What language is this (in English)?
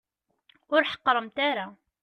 Kabyle